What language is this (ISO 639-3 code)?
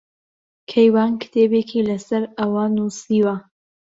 ckb